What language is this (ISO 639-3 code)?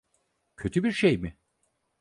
tur